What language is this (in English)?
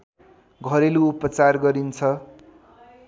Nepali